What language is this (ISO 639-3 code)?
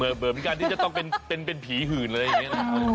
tha